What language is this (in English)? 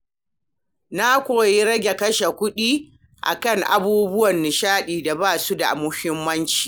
Hausa